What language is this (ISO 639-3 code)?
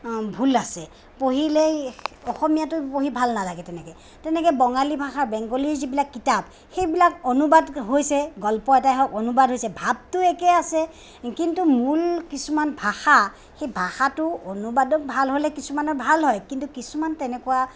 asm